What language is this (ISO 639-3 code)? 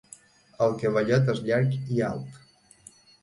cat